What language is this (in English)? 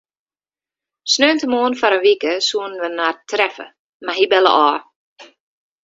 Western Frisian